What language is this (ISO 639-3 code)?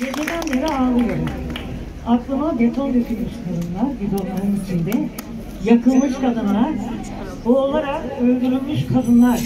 tur